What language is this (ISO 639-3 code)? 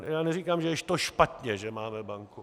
ces